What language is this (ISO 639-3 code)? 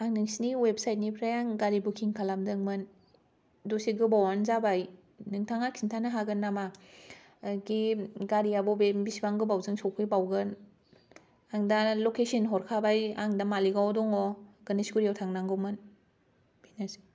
brx